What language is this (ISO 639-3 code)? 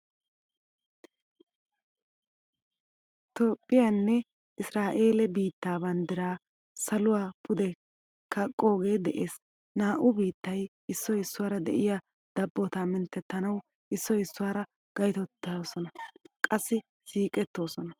wal